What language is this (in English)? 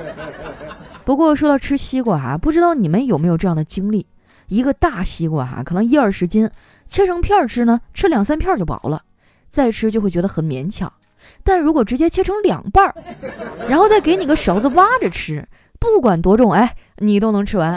Chinese